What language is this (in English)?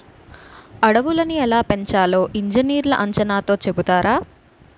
Telugu